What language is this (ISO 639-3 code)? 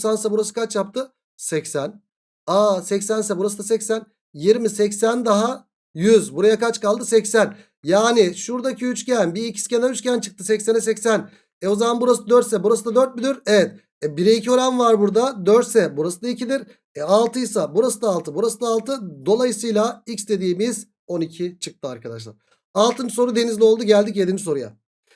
tur